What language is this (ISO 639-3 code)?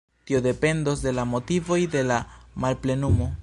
epo